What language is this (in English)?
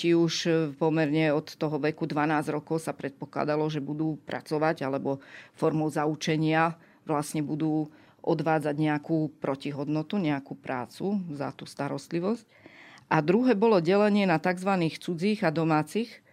Slovak